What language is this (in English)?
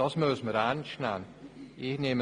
Swiss German